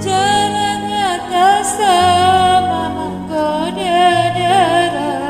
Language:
Indonesian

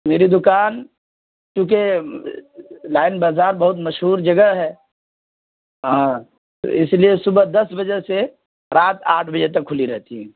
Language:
Urdu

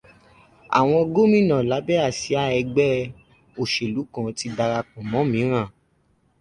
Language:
Yoruba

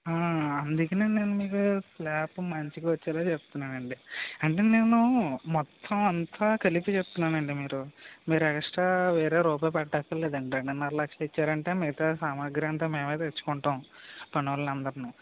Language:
Telugu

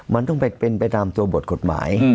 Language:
Thai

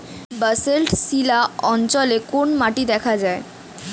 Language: Bangla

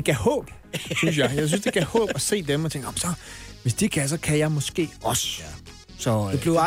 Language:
Danish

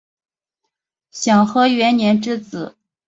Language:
Chinese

